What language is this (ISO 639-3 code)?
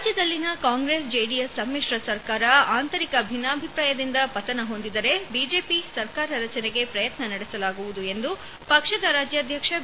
kan